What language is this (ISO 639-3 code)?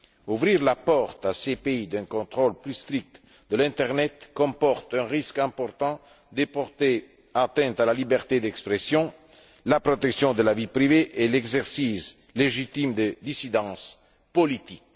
fra